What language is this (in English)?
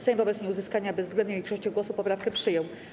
Polish